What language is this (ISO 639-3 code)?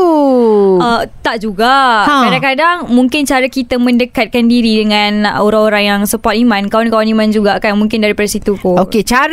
msa